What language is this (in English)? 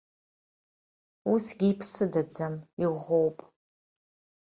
Abkhazian